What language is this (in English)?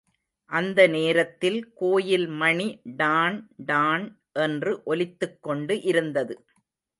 Tamil